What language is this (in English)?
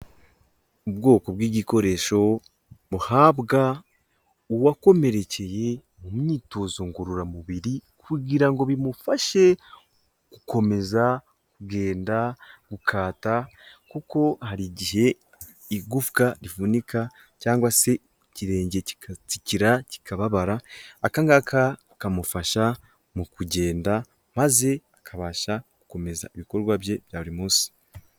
Kinyarwanda